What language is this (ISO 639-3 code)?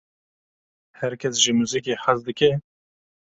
kur